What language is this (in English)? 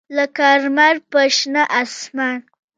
Pashto